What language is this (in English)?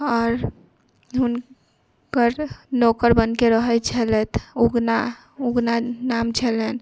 Maithili